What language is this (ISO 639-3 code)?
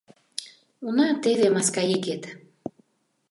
chm